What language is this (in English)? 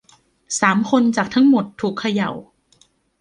Thai